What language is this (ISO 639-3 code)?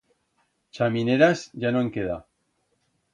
arg